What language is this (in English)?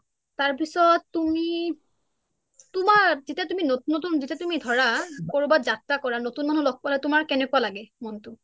Assamese